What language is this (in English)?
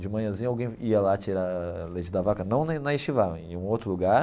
Portuguese